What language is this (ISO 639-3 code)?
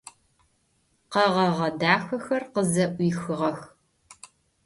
ady